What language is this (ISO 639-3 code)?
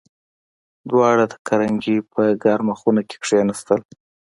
pus